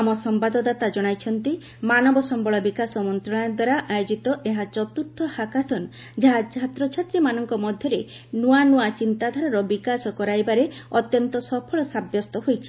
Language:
Odia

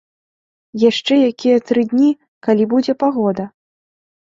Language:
Belarusian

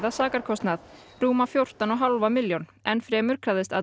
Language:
Icelandic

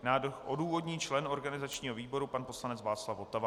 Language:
Czech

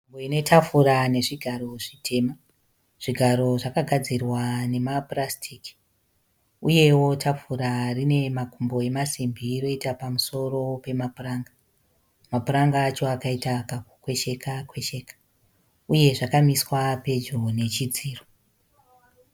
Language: Shona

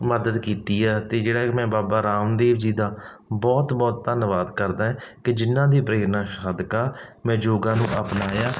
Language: Punjabi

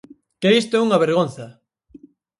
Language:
Galician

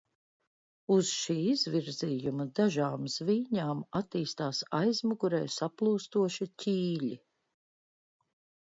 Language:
Latvian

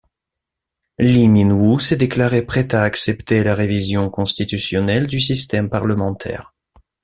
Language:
French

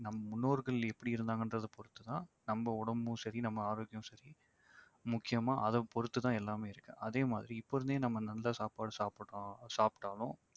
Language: Tamil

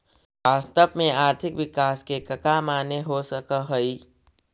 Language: Magahi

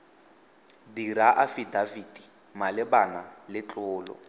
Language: Tswana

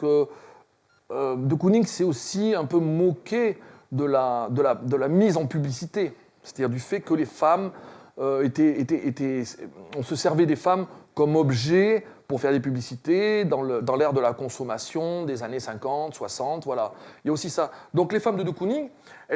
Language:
French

